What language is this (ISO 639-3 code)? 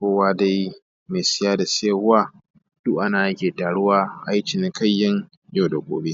hau